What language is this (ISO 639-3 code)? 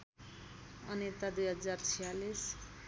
nep